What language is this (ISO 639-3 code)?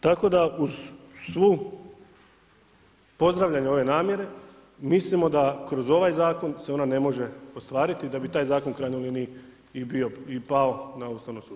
hrv